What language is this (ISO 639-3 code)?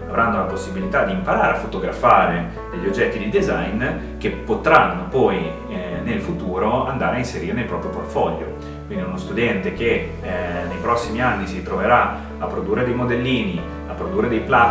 ita